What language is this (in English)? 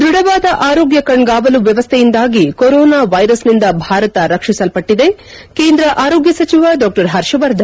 Kannada